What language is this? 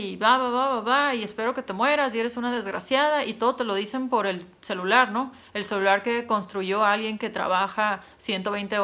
Spanish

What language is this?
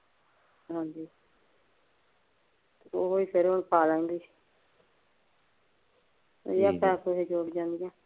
Punjabi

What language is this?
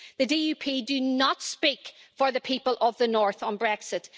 English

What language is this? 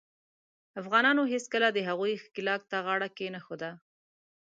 Pashto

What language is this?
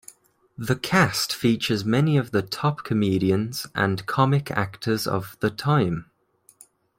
English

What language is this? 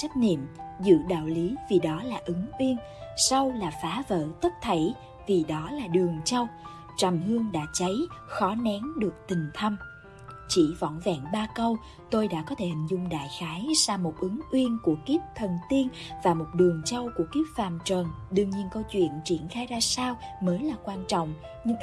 Vietnamese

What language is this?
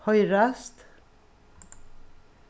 Faroese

